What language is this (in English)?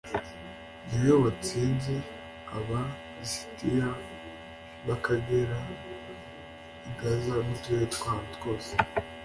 Kinyarwanda